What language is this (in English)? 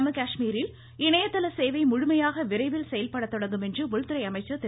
Tamil